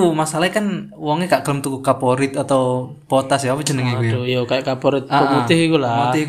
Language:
Indonesian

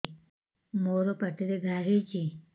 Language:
Odia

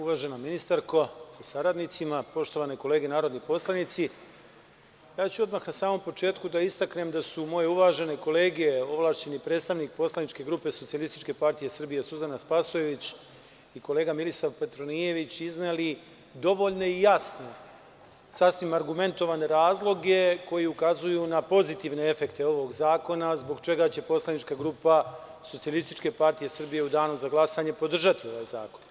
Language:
Serbian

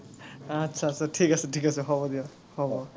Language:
Assamese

